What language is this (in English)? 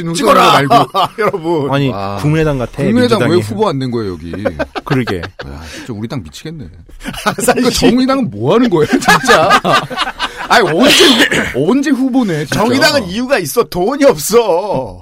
Korean